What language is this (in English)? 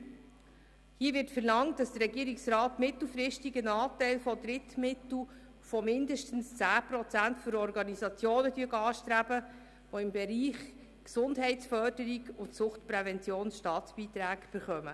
Swiss German